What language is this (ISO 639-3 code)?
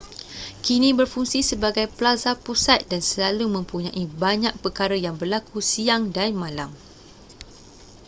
msa